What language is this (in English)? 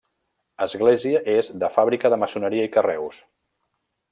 Catalan